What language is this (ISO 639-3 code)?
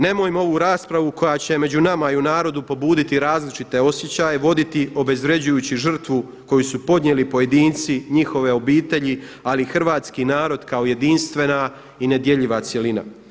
hrv